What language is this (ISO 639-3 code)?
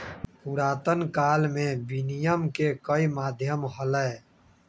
mag